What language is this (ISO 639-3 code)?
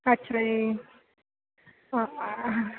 pan